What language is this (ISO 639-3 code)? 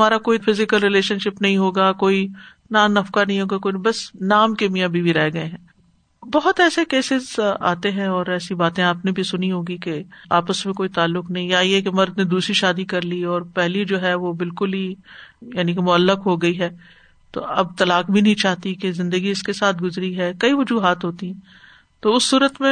urd